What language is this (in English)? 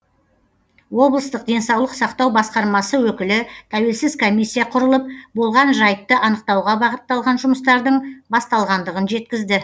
Kazakh